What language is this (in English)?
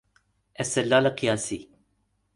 Persian